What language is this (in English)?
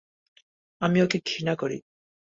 Bangla